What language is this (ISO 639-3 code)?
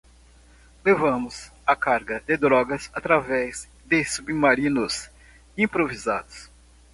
por